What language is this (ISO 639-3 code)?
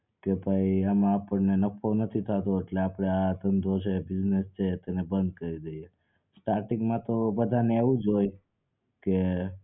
guj